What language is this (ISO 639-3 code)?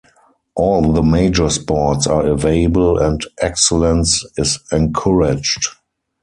eng